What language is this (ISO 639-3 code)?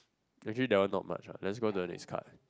eng